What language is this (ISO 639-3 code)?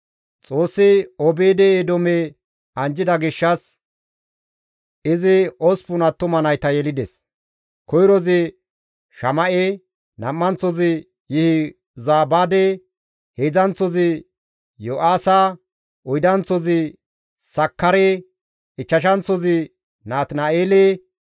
gmv